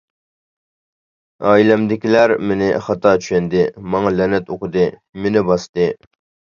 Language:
Uyghur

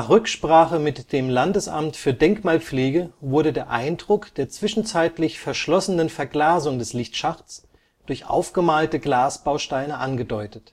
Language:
German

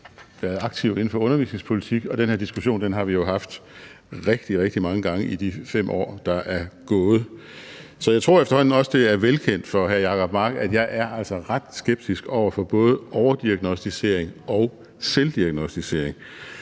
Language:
Danish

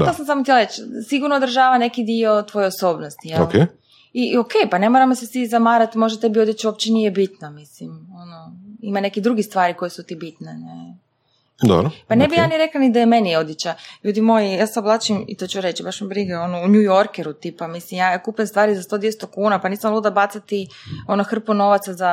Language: Croatian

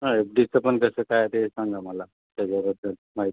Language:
Marathi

